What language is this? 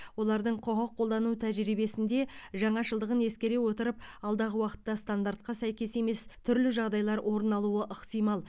Kazakh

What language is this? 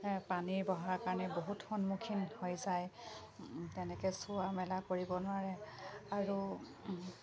Assamese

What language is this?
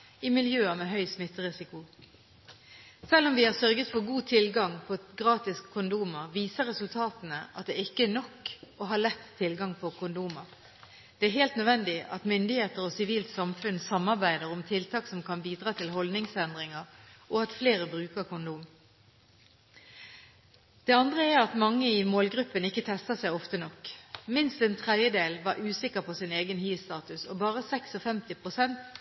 Norwegian Bokmål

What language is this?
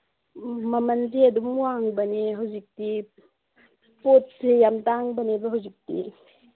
Manipuri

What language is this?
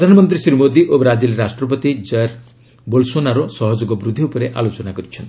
Odia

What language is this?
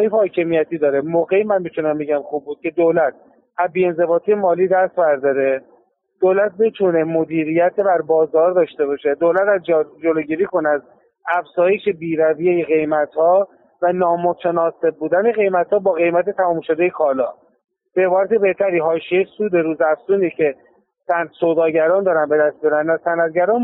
Persian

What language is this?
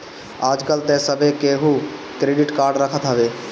Bhojpuri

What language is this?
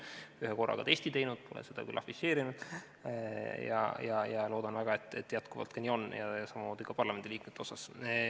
Estonian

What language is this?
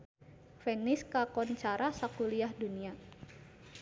Sundanese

